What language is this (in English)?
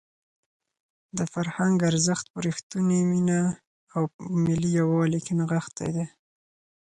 Pashto